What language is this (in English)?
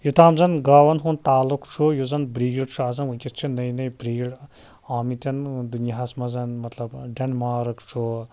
Kashmiri